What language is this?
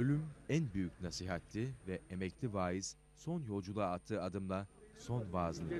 Turkish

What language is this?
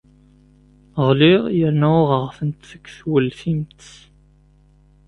Kabyle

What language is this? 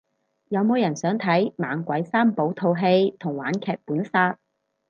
Cantonese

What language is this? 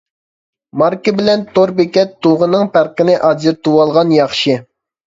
Uyghur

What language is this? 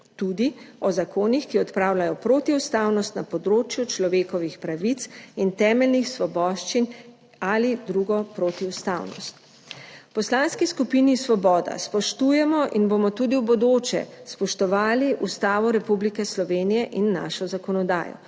Slovenian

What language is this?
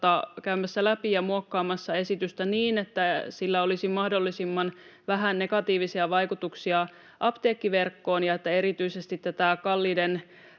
Finnish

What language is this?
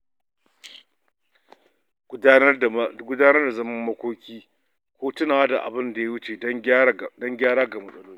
Hausa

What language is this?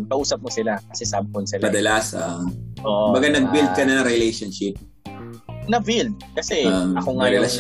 Filipino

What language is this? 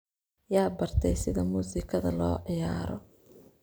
Somali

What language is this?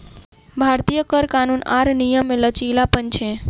Maithili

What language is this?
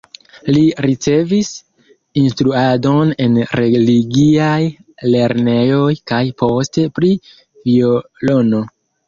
Esperanto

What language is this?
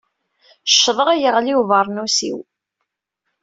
Kabyle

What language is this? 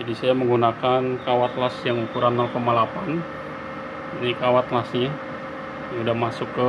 Indonesian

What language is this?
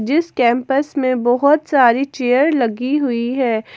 Hindi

